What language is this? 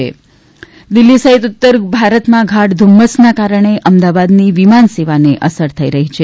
Gujarati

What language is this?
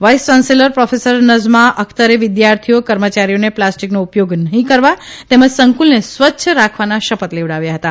Gujarati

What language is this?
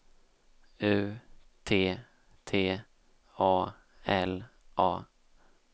Swedish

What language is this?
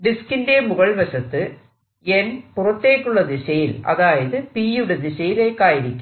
Malayalam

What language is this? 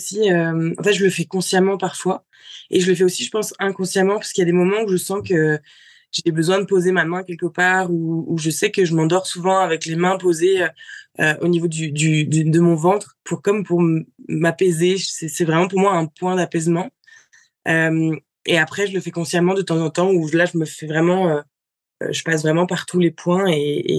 French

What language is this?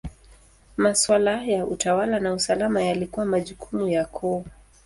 Swahili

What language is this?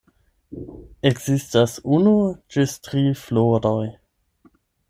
Esperanto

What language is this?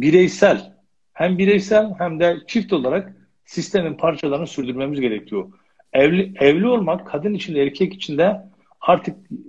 Turkish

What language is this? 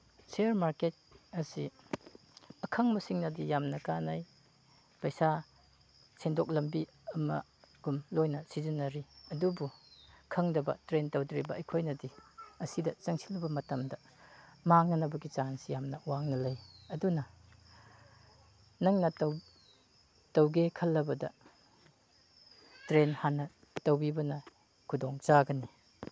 Manipuri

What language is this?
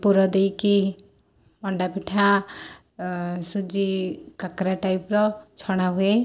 Odia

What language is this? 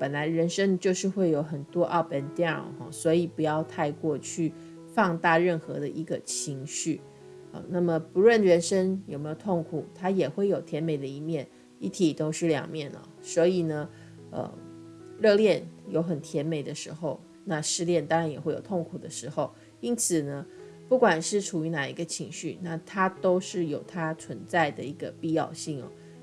Chinese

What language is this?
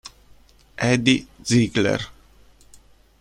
Italian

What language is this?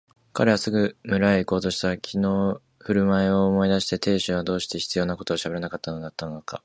Japanese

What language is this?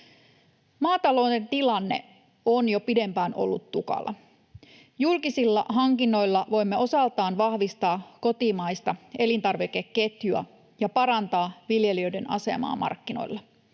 Finnish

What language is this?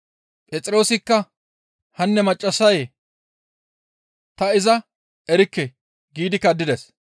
Gamo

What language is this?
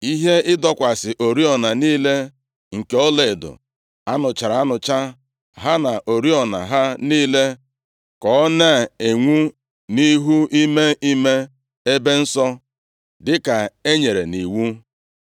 Igbo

